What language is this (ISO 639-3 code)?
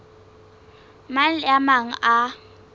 sot